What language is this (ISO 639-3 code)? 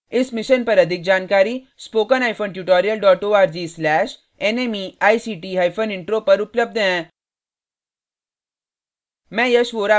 hin